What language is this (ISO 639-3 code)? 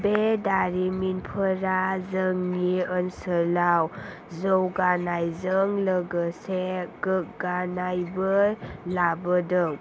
brx